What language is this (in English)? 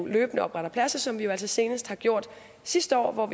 Danish